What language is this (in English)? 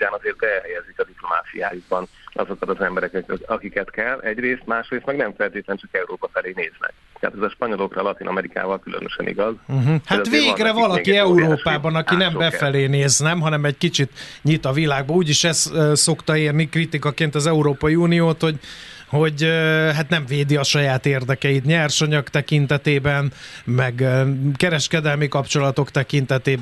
Hungarian